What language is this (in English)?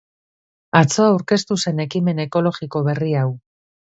Basque